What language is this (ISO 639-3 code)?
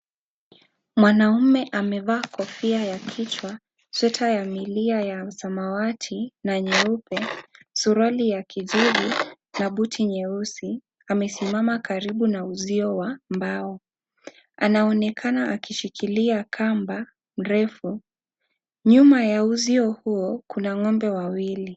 swa